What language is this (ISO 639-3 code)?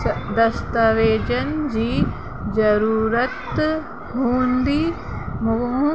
snd